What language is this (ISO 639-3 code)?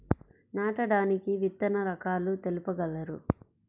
tel